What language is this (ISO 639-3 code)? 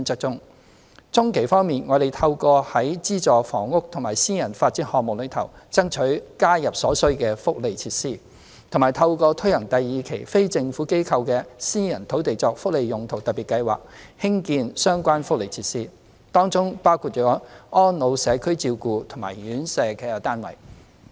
yue